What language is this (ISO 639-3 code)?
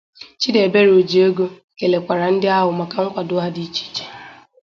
ibo